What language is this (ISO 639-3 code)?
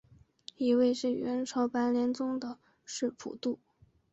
zho